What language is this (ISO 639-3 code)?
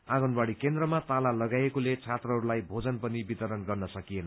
nep